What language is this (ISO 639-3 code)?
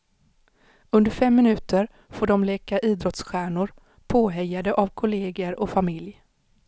swe